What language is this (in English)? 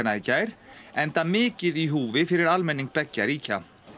Icelandic